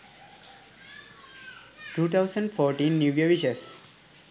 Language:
Sinhala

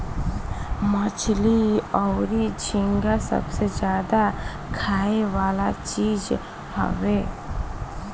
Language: Bhojpuri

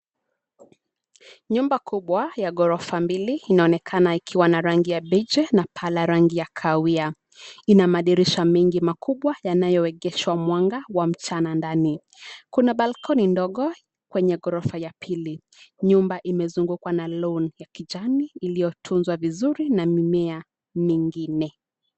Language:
Swahili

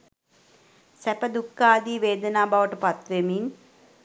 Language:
Sinhala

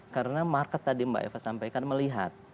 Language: Indonesian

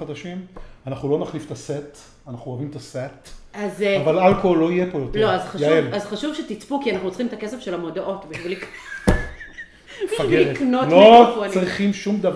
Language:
Hebrew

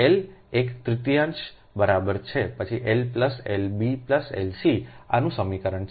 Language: Gujarati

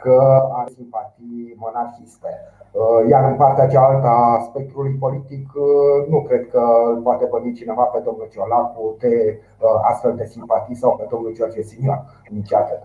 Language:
Romanian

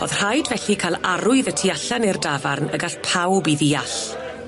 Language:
Welsh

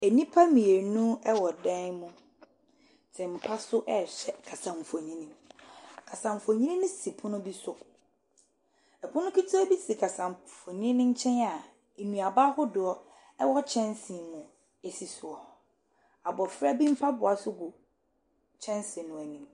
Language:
Akan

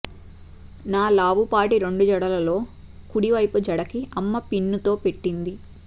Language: Telugu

